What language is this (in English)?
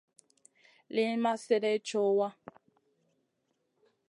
Masana